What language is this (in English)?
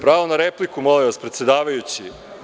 Serbian